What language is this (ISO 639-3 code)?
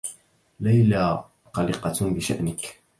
ara